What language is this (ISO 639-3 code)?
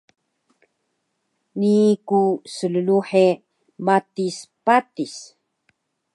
trv